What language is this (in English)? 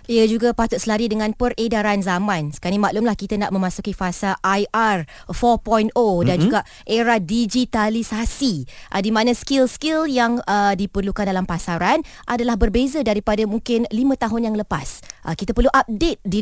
Malay